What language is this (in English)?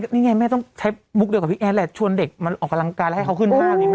Thai